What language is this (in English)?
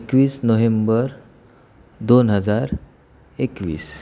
Marathi